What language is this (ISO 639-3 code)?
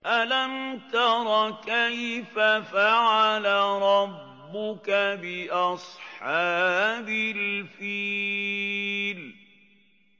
ara